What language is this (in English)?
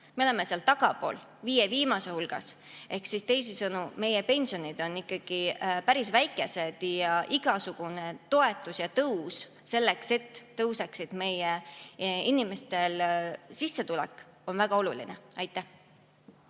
Estonian